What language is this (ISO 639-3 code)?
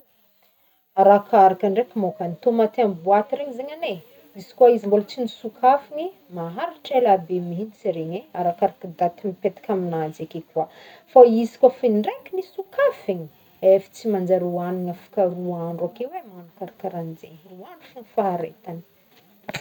bmm